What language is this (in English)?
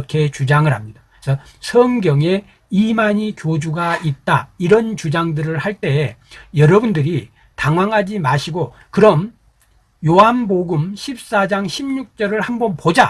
Korean